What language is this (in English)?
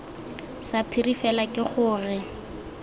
Tswana